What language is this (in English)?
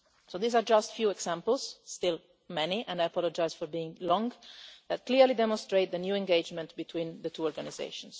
English